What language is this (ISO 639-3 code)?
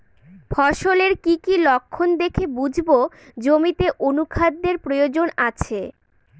ben